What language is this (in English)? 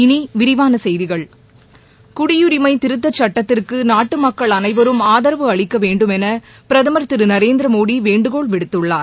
Tamil